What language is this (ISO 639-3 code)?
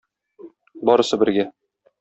tat